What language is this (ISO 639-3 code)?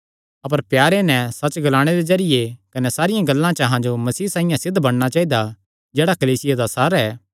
xnr